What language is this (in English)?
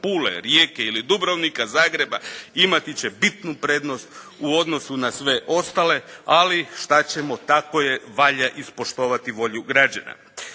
Croatian